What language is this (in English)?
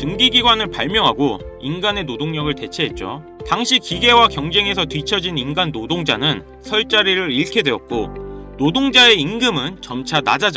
Korean